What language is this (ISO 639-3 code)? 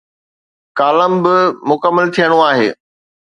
snd